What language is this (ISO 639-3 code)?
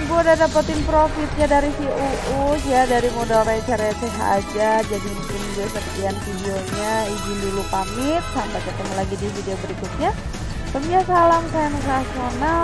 ind